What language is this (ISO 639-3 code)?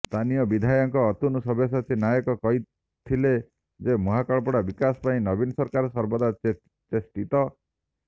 ori